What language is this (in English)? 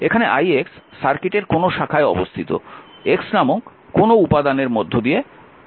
Bangla